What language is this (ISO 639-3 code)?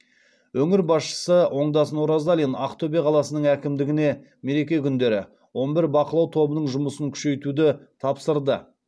kaz